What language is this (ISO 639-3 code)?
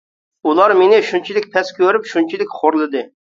uig